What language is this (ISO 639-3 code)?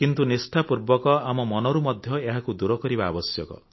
ori